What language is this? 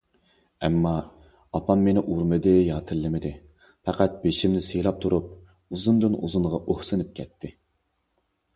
Uyghur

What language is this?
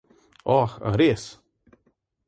Slovenian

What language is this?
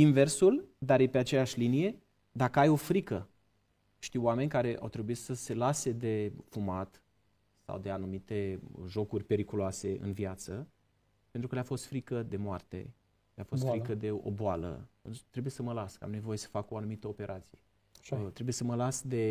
Romanian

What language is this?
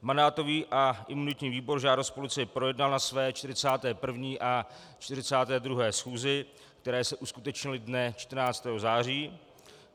Czech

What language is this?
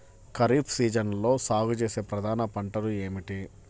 Telugu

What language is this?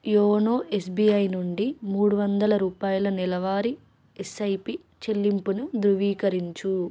Telugu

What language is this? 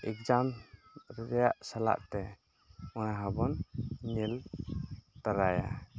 Santali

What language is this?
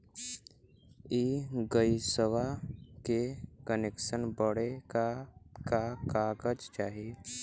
Bhojpuri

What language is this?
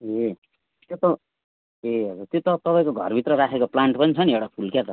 Nepali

